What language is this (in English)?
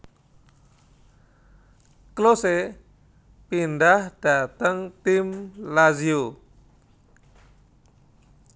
Javanese